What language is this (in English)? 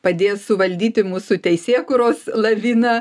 Lithuanian